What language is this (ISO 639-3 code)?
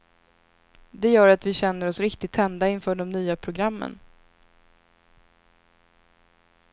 swe